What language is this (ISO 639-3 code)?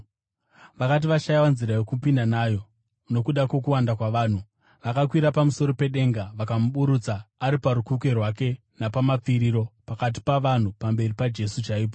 sna